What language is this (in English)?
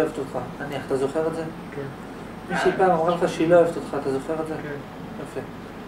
Hebrew